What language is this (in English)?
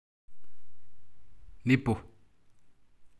Masai